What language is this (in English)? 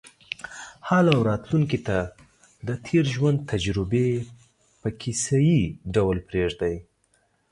Pashto